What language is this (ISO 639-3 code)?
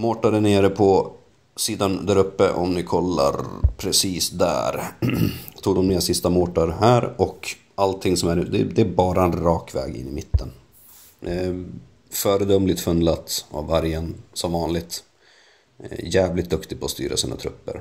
swe